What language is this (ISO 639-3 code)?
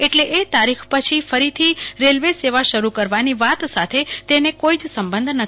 guj